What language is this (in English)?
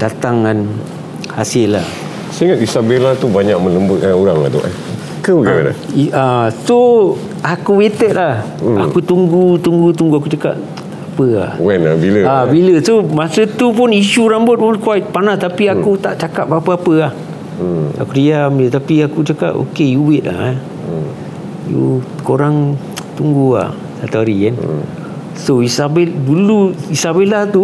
Malay